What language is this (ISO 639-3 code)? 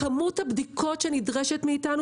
heb